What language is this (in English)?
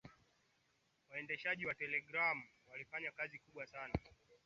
Swahili